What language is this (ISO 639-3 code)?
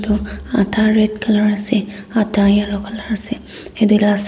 nag